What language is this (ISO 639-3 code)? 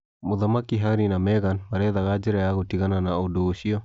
kik